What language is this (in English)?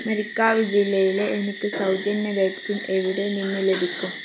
Malayalam